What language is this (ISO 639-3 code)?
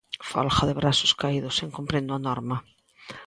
glg